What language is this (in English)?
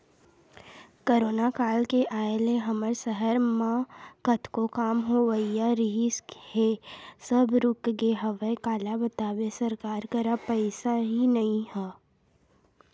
Chhattisgarhi